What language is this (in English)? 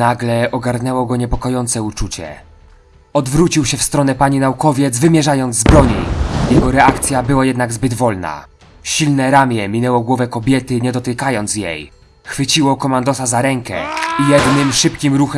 Polish